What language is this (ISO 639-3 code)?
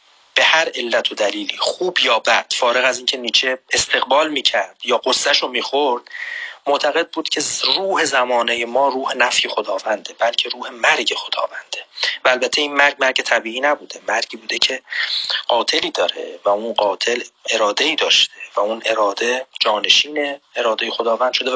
fas